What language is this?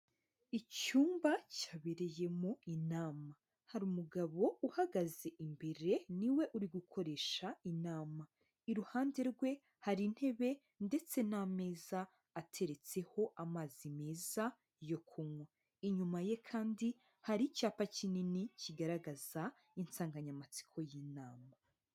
Kinyarwanda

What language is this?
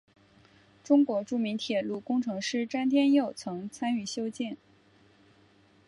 Chinese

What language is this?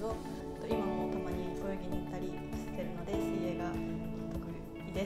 Japanese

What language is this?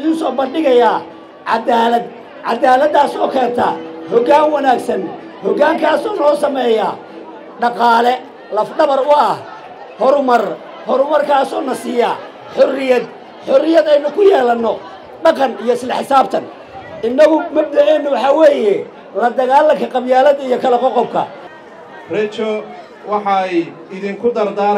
Arabic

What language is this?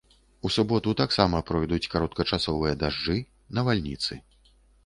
Belarusian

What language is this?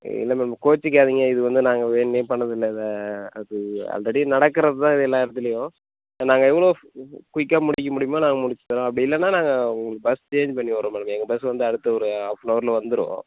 Tamil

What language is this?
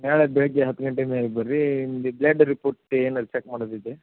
Kannada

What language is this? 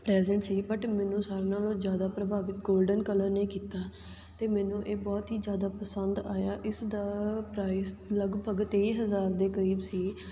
Punjabi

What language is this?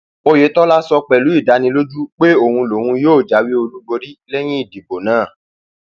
Yoruba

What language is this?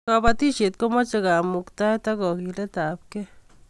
Kalenjin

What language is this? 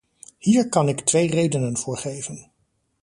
Dutch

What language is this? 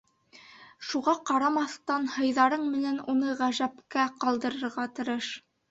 Bashkir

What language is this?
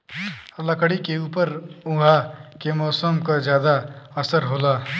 Bhojpuri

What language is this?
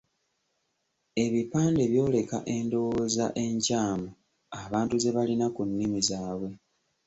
Ganda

